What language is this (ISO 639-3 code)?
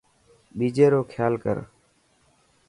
mki